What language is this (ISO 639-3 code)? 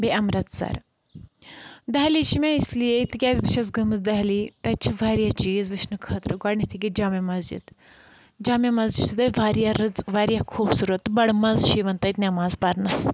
kas